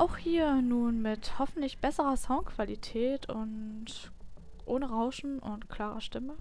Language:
German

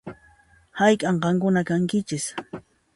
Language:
Puno Quechua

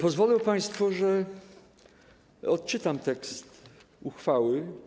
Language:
Polish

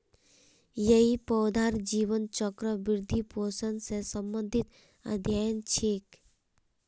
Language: Magahi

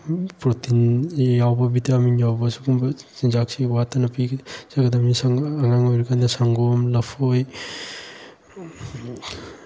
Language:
Manipuri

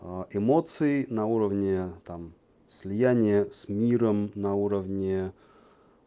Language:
Russian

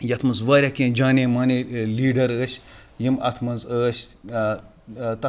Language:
Kashmiri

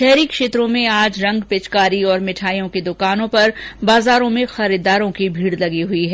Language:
Hindi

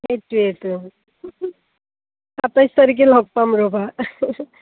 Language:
Assamese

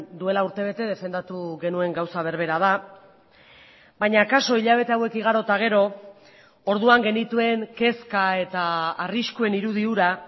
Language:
Basque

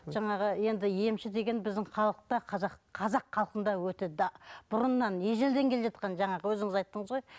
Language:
Kazakh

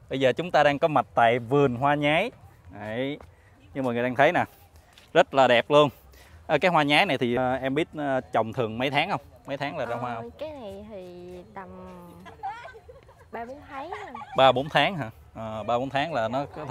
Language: Vietnamese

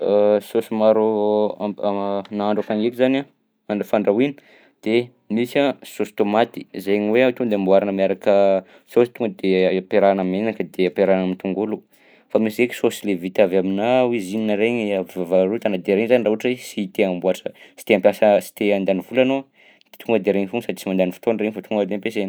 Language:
Southern Betsimisaraka Malagasy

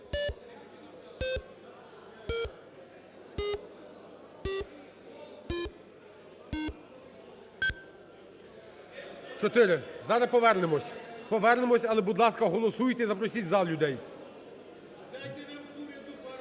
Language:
Ukrainian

